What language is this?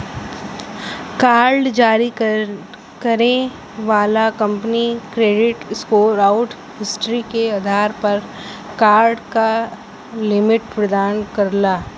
Bhojpuri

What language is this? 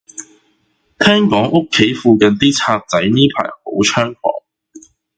Cantonese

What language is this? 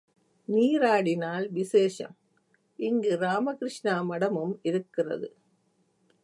Tamil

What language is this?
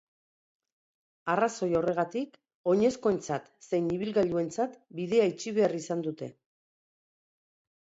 Basque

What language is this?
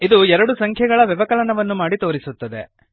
Kannada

